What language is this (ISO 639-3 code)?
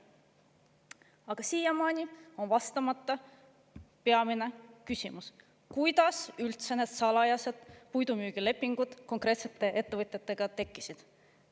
est